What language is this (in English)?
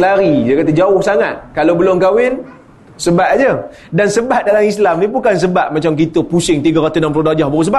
Malay